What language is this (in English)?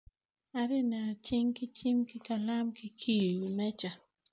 Acoli